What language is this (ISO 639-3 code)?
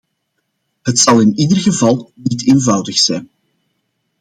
nld